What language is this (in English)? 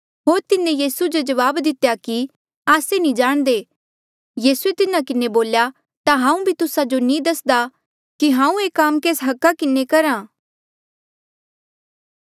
Mandeali